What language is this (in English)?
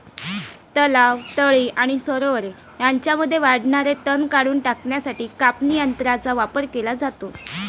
Marathi